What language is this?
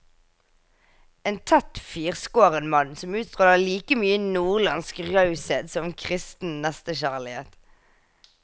Norwegian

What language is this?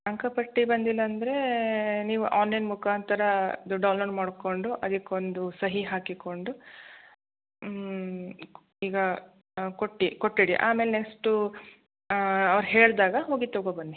Kannada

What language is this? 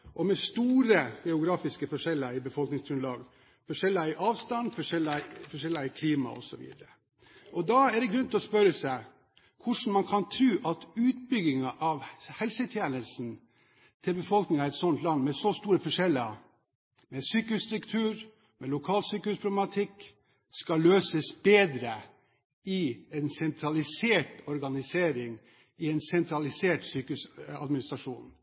Norwegian Bokmål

